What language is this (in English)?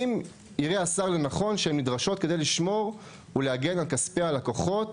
Hebrew